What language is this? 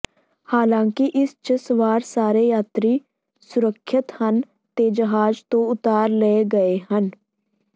Punjabi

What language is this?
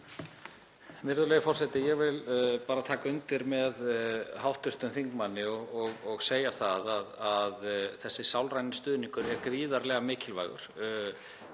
Icelandic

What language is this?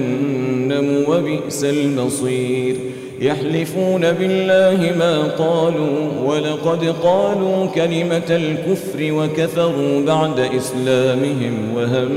Arabic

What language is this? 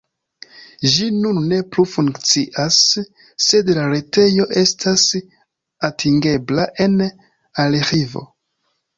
Esperanto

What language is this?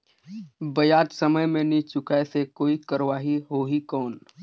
Chhattisgarhi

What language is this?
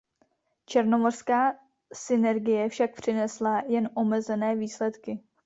Czech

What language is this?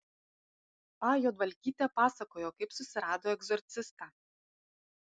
Lithuanian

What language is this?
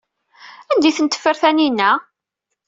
Kabyle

